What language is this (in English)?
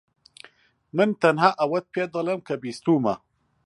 Central Kurdish